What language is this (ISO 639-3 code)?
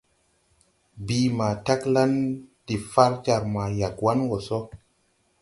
tui